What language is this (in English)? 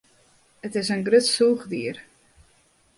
Western Frisian